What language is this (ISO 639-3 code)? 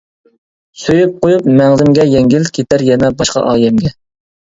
uig